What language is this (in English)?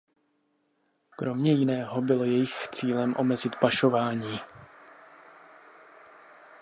Czech